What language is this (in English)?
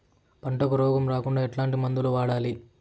Telugu